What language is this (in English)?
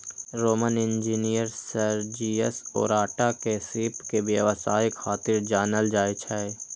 Maithili